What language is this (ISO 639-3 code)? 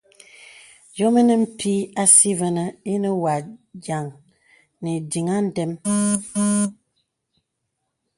beb